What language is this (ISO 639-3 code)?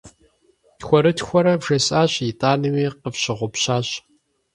kbd